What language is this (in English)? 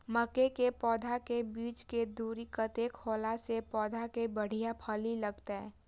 Maithili